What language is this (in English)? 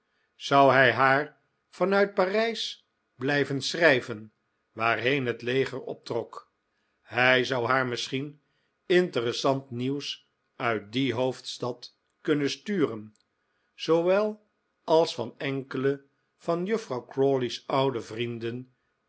Dutch